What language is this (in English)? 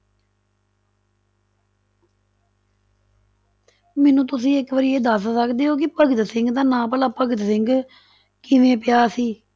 Punjabi